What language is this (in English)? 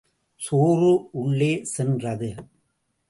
Tamil